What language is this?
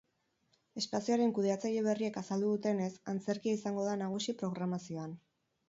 Basque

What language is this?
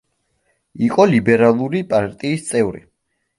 Georgian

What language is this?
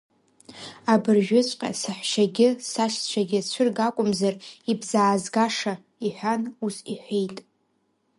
Abkhazian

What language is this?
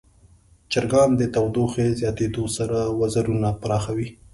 Pashto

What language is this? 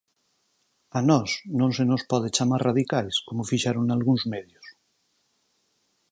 Galician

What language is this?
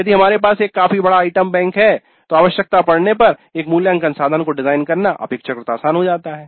Hindi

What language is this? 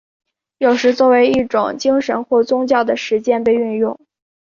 Chinese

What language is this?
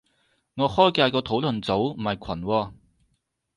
Cantonese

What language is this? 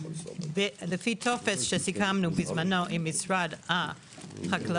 Hebrew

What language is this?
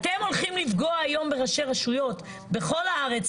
Hebrew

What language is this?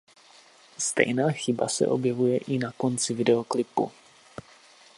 Czech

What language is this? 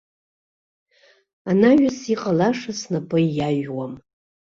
Abkhazian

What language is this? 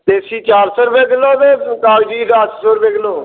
Dogri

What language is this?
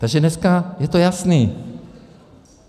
Czech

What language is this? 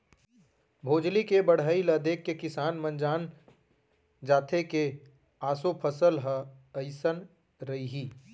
Chhattisgarhi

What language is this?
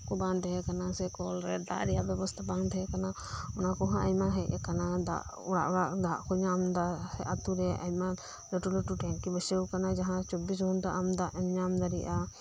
Santali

